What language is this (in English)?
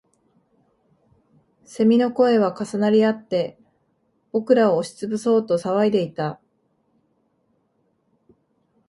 Japanese